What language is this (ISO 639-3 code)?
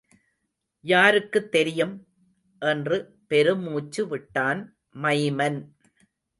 tam